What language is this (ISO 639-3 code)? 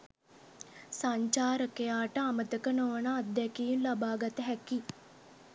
sin